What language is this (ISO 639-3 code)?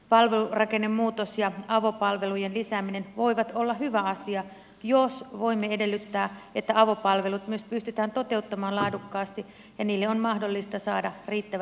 fin